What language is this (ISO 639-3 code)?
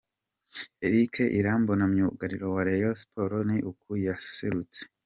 kin